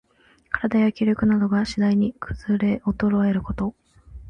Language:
Japanese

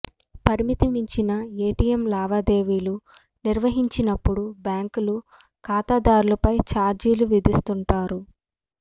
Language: Telugu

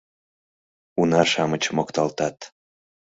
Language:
Mari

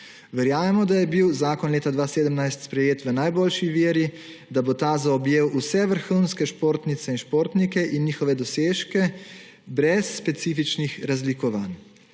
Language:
Slovenian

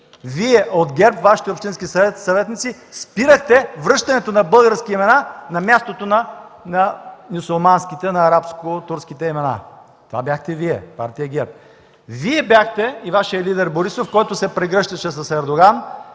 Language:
Bulgarian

